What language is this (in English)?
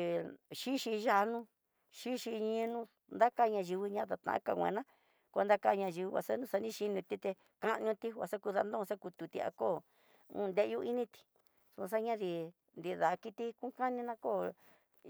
Tidaá Mixtec